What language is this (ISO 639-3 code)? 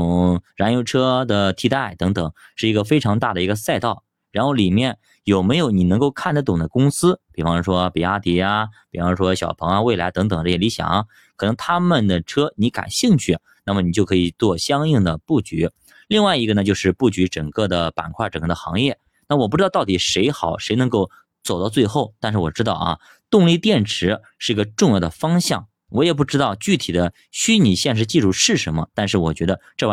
zho